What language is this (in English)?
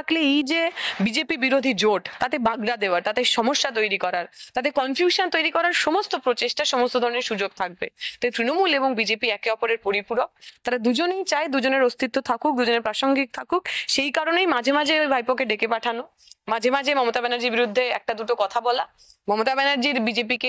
Romanian